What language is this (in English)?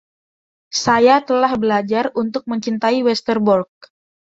Indonesian